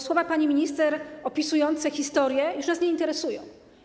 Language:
Polish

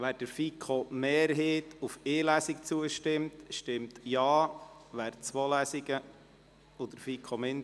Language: Swiss German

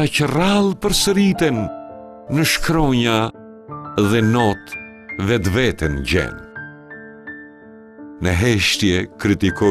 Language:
Romanian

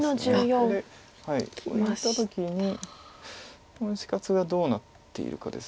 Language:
Japanese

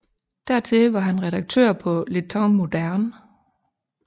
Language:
Danish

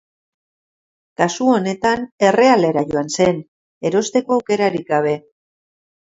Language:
Basque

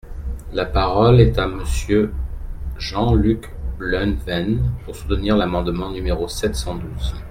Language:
French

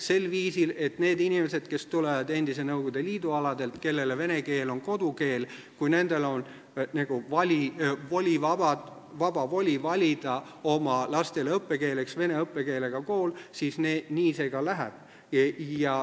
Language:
Estonian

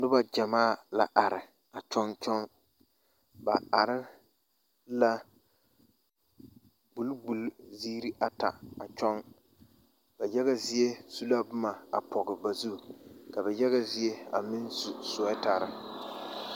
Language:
Southern Dagaare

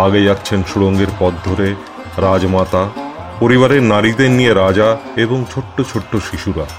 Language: Bangla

